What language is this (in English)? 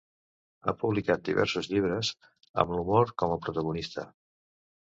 Catalan